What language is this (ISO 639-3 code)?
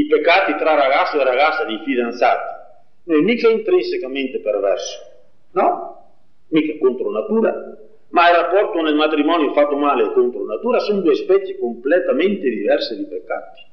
ita